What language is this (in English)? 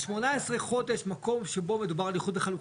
Hebrew